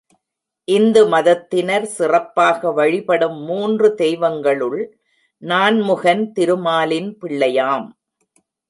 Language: Tamil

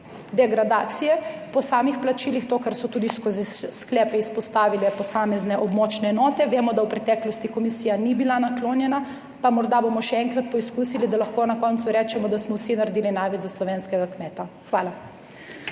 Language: Slovenian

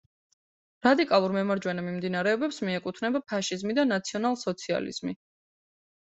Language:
Georgian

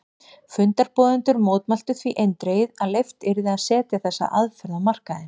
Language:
Icelandic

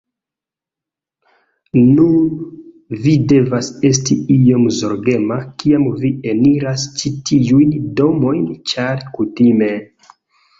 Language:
Esperanto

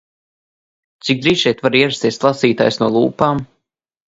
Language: Latvian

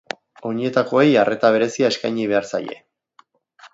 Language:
Basque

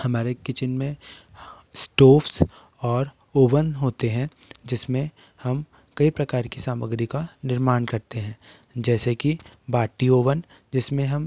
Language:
Hindi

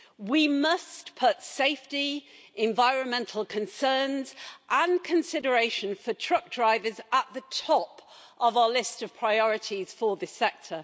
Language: English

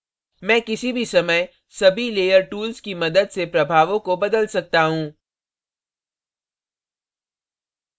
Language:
Hindi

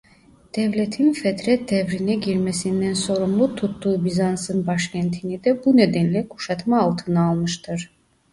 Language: Turkish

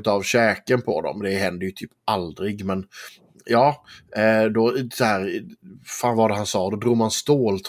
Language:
Swedish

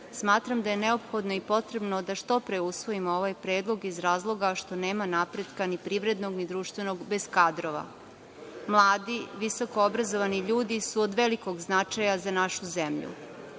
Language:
Serbian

